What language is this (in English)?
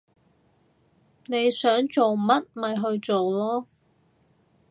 Cantonese